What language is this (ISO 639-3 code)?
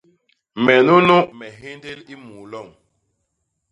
bas